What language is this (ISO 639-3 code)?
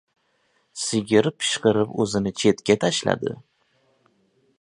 uzb